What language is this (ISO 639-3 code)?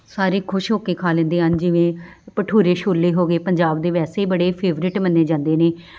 pan